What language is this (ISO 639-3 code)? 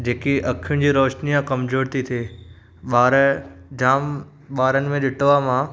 snd